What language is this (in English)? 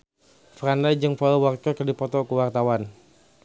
Sundanese